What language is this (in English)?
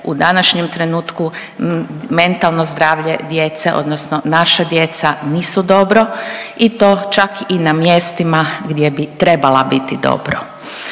Croatian